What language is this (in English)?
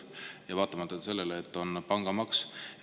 Estonian